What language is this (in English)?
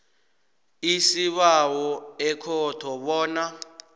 South Ndebele